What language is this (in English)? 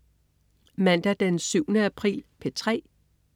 Danish